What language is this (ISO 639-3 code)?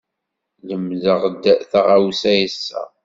kab